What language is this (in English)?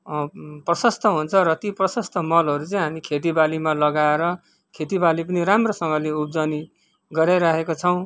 Nepali